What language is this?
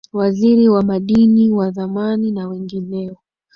Swahili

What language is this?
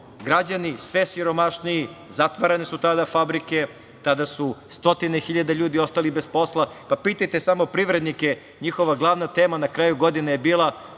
Serbian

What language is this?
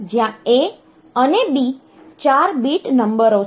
Gujarati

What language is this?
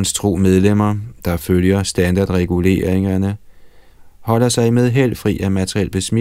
Danish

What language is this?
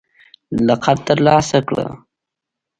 Pashto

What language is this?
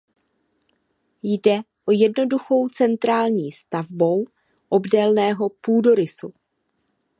Czech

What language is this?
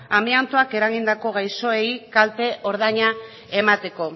Basque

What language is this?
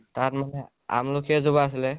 Assamese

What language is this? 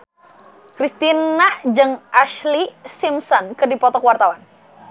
Sundanese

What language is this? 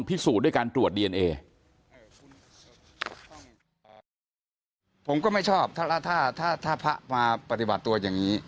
Thai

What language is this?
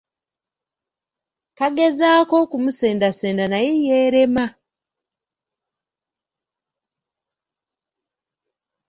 Ganda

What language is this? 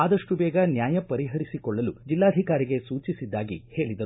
Kannada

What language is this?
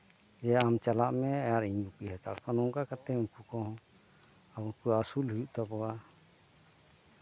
Santali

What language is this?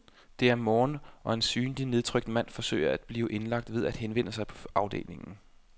Danish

